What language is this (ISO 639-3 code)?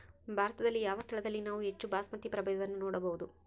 kan